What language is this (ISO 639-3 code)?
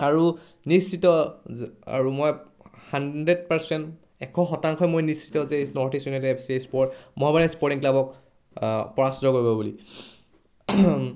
asm